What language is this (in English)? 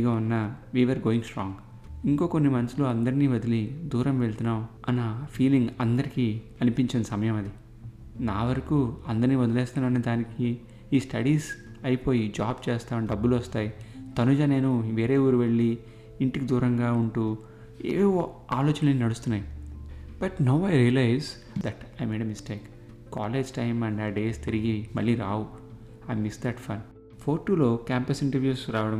Telugu